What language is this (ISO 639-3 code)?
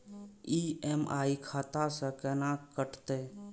mai